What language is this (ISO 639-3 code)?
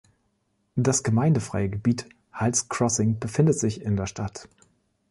deu